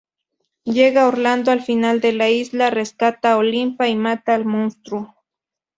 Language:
Spanish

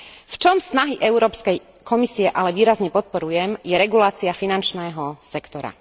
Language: Slovak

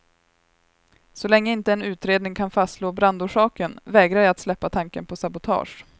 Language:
Swedish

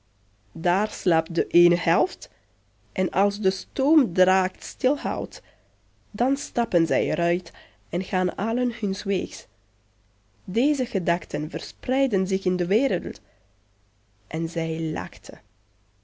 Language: Dutch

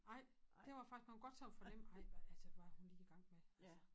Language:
Danish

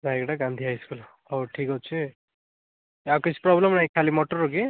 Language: Odia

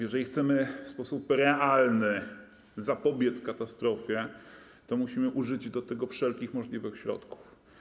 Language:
Polish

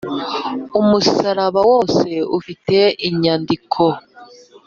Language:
Kinyarwanda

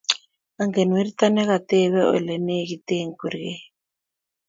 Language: Kalenjin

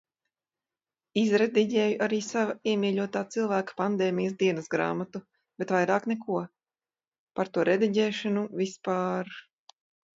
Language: Latvian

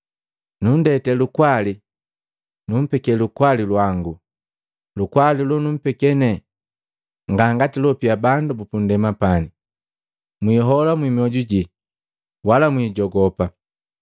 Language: Matengo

